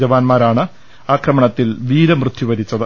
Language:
Malayalam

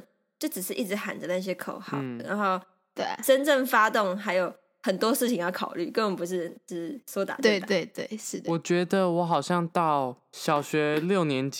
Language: Chinese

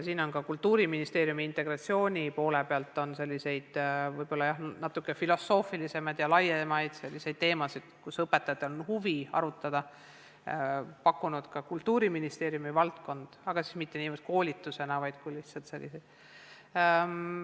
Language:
Estonian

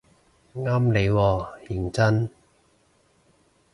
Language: Cantonese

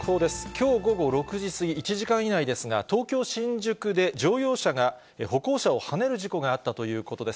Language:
Japanese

